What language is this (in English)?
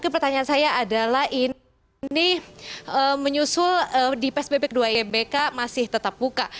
Indonesian